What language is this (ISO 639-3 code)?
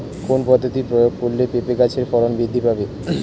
ben